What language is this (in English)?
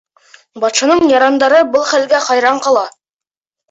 Bashkir